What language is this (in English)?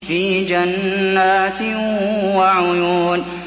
Arabic